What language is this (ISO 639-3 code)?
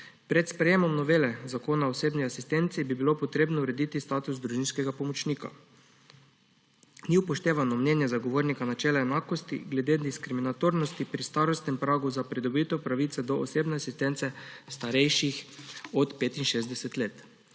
slv